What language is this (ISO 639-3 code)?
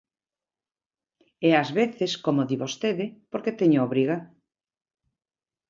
glg